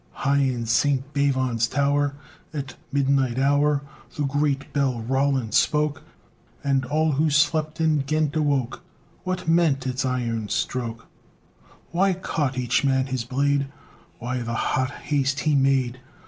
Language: English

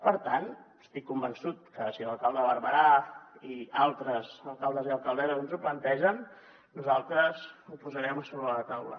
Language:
Catalan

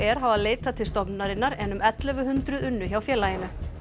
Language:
Icelandic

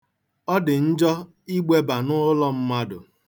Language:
Igbo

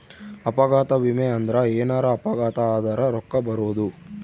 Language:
Kannada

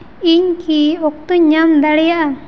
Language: Santali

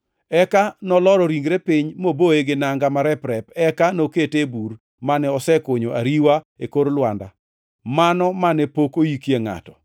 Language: Luo (Kenya and Tanzania)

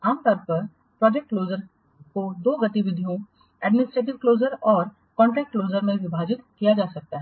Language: Hindi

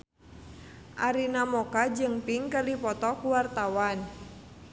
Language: Sundanese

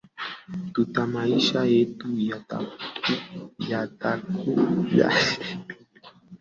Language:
Swahili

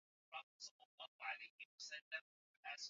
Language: Swahili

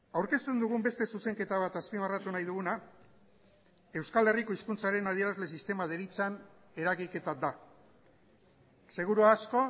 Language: Basque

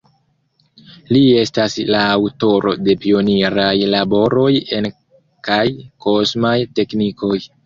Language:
Esperanto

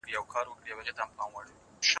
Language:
Pashto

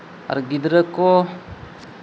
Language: Santali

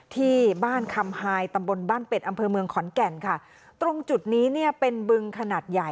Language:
Thai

